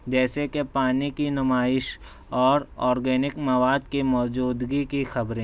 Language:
Urdu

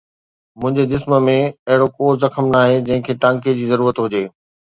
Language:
Sindhi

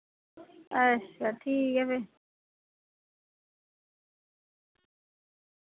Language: Dogri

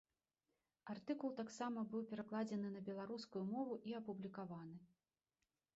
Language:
Belarusian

